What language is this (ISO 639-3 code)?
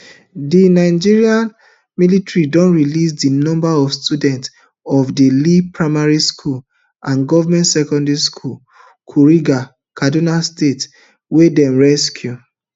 pcm